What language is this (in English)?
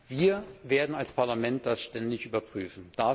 German